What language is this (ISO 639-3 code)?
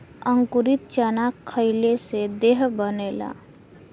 bho